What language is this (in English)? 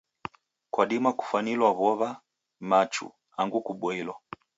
Taita